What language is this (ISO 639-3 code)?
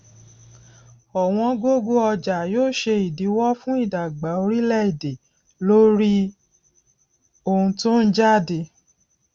yor